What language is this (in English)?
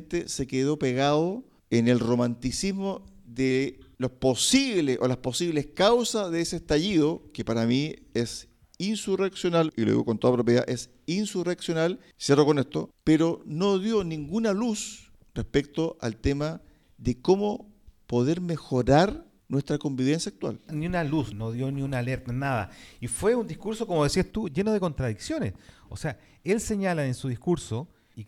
Spanish